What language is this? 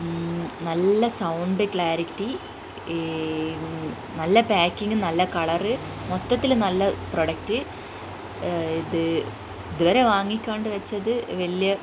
Malayalam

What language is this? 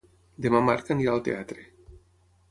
Catalan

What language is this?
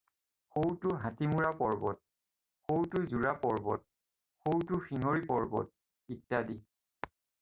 Assamese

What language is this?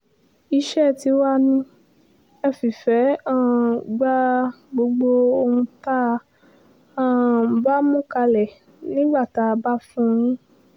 Yoruba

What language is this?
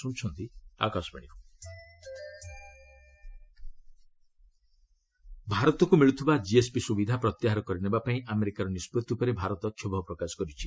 Odia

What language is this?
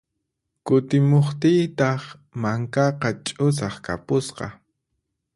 Puno Quechua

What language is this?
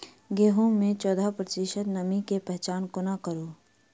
Maithili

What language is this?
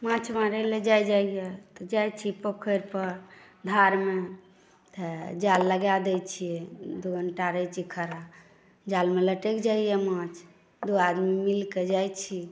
Maithili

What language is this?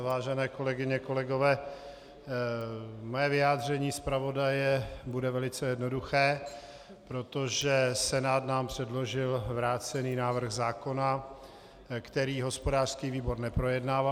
Czech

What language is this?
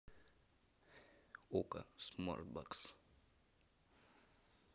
Russian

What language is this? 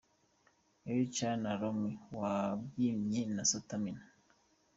Kinyarwanda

